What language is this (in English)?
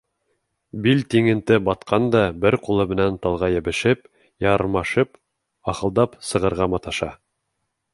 Bashkir